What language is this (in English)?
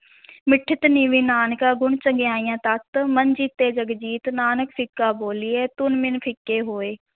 Punjabi